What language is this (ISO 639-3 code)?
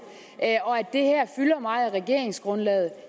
dan